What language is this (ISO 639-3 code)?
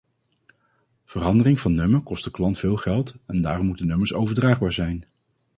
nld